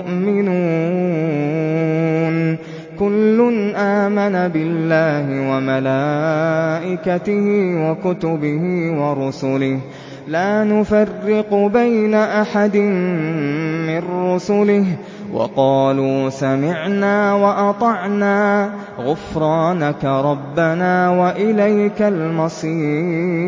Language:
Arabic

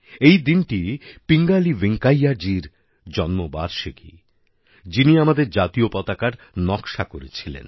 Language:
Bangla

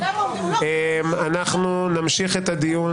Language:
Hebrew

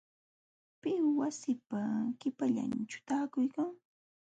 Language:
Jauja Wanca Quechua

